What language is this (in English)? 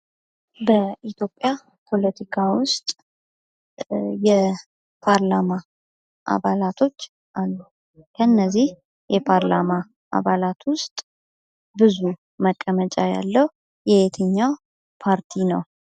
Amharic